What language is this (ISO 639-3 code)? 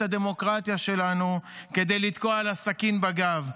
heb